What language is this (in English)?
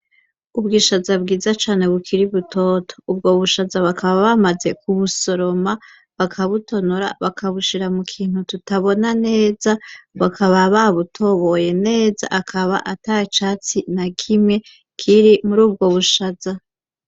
Rundi